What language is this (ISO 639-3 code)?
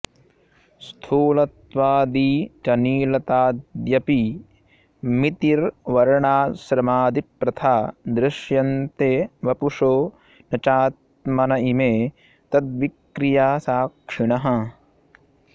san